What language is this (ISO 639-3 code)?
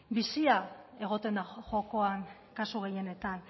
eus